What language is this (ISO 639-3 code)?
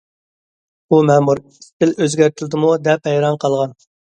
uig